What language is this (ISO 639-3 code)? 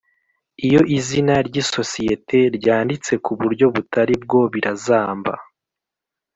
kin